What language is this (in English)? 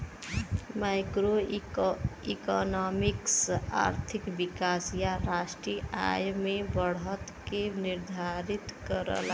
Bhojpuri